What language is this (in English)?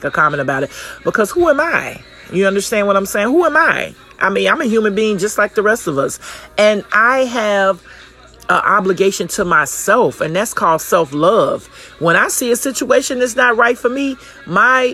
English